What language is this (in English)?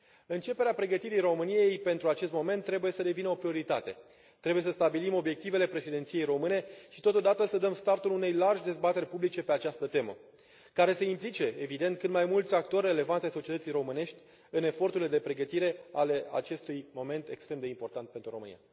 Romanian